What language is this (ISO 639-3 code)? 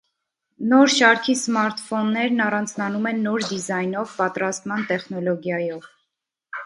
hye